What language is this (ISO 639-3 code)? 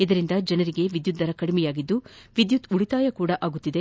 kan